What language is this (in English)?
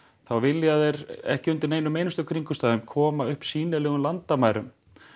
Icelandic